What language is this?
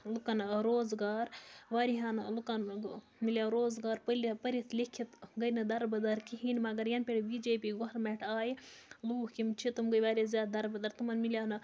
Kashmiri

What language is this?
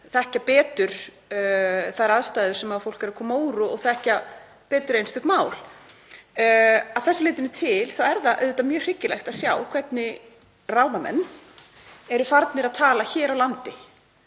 Icelandic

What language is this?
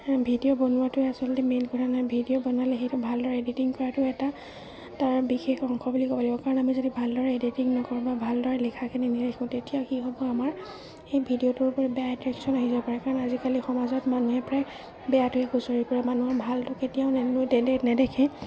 Assamese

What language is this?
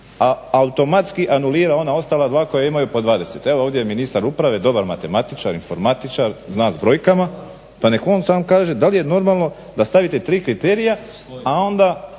Croatian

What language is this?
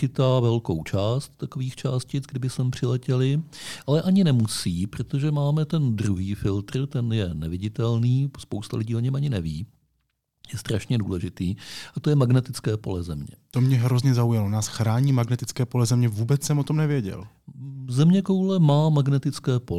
Czech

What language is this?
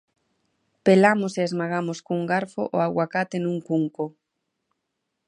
Galician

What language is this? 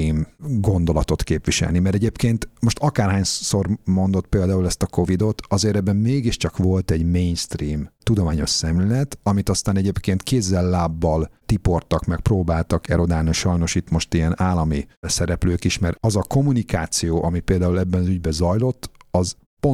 Hungarian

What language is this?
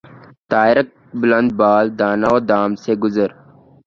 Urdu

